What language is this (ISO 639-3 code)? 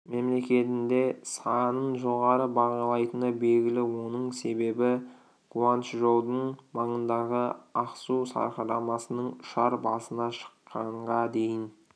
kaz